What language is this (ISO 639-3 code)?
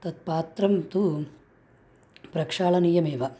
san